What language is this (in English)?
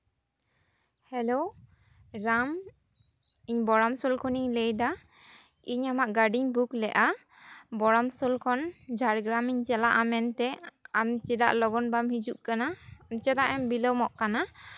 Santali